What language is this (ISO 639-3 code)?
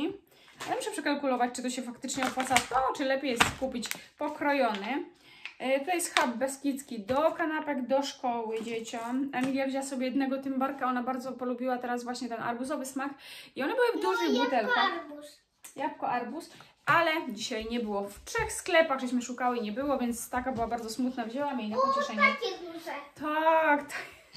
pol